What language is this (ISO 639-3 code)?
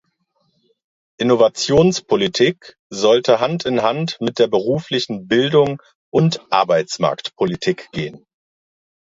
deu